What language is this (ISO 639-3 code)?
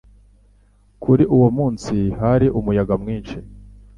kin